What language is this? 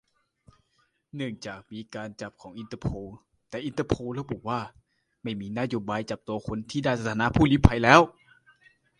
Thai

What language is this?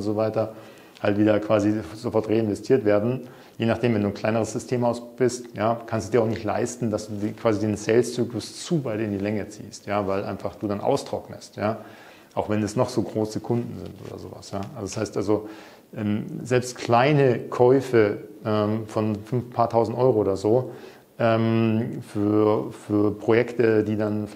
German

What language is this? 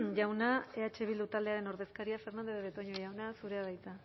Basque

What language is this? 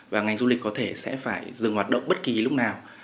Vietnamese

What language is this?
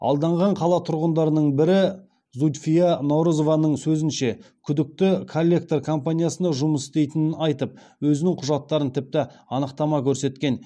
Kazakh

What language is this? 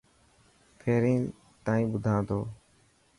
Dhatki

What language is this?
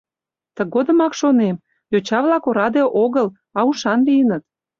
Mari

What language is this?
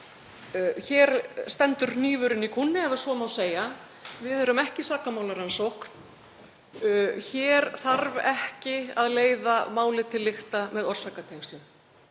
Icelandic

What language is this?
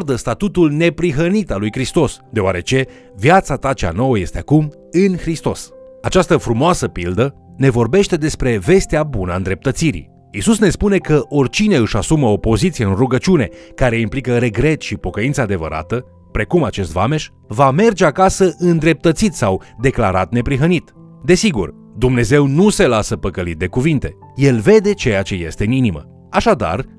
Romanian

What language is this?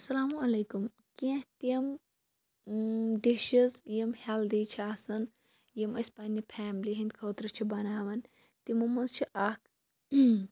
Kashmiri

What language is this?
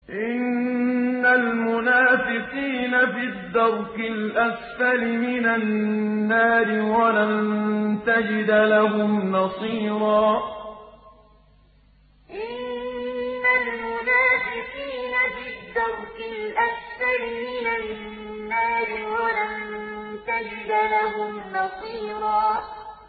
Arabic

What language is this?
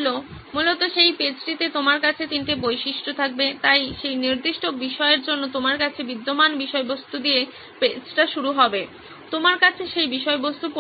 Bangla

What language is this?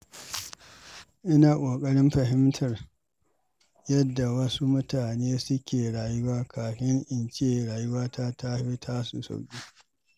Hausa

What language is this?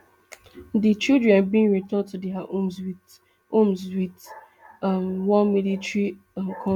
Nigerian Pidgin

